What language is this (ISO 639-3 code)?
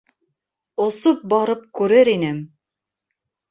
bak